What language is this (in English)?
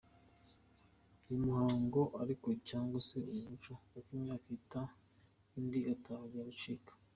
Kinyarwanda